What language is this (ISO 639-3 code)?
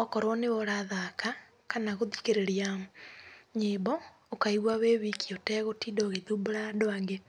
kik